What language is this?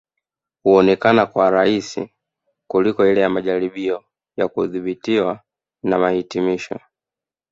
Swahili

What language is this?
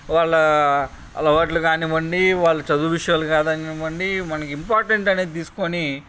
Telugu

